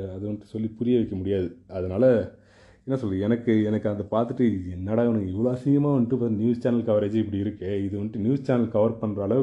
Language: Tamil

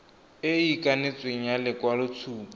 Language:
Tswana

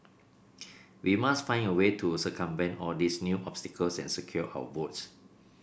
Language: English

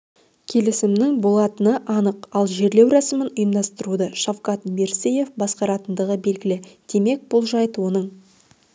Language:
Kazakh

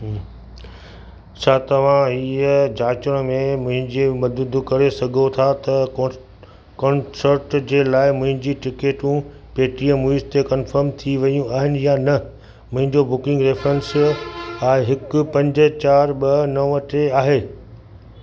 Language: Sindhi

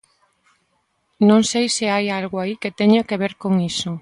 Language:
Galician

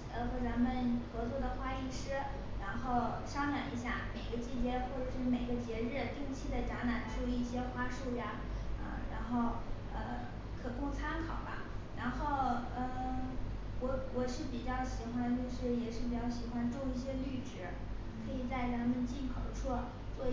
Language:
Chinese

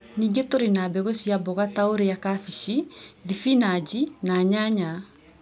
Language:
Kikuyu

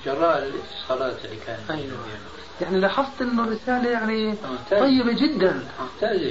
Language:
Arabic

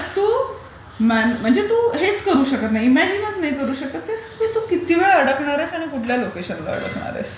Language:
Marathi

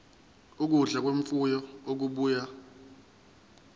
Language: Zulu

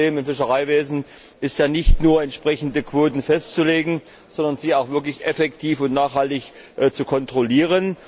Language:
German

